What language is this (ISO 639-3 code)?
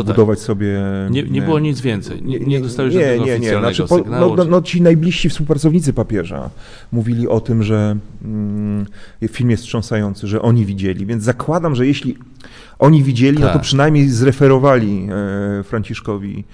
pol